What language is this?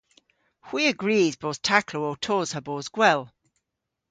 Cornish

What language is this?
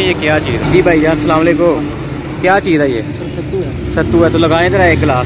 Hindi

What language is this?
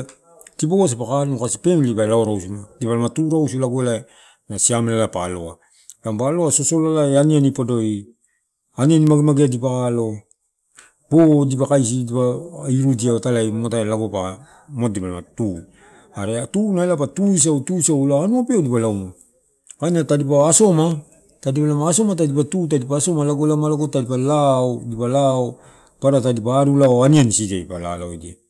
Torau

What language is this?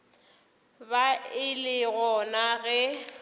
Northern Sotho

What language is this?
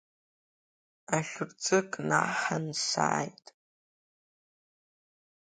Abkhazian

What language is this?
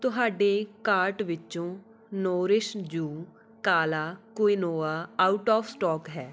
Punjabi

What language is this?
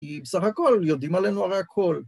Hebrew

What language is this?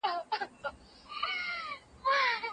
Pashto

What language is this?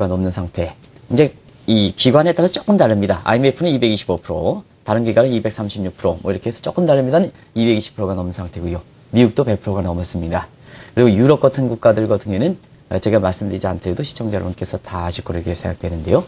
Korean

